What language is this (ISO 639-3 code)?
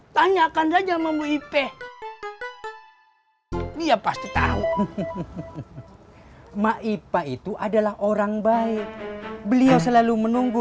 ind